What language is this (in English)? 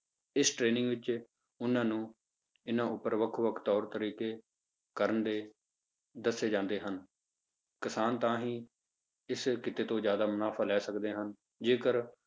Punjabi